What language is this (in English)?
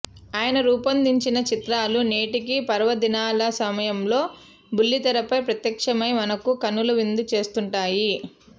Telugu